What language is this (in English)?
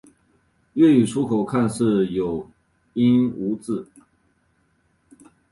Chinese